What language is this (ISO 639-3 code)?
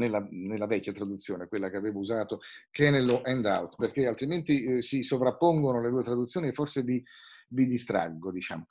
ita